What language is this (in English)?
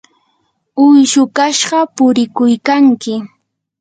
Yanahuanca Pasco Quechua